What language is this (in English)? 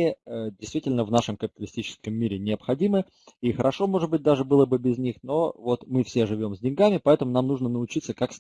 Russian